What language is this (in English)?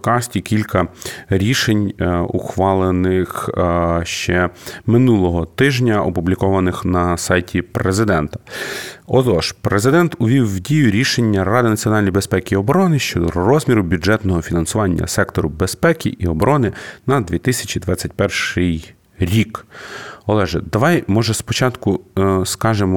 Ukrainian